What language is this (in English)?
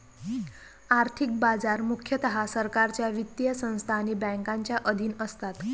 Marathi